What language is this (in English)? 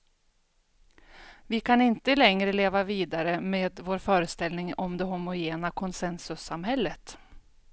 Swedish